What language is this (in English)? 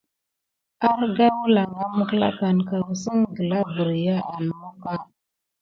Gidar